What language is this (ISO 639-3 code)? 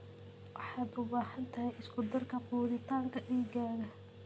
som